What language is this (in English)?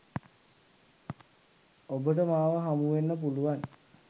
Sinhala